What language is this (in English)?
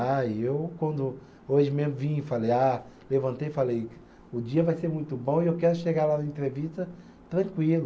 Portuguese